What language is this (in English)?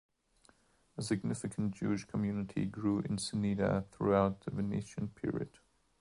English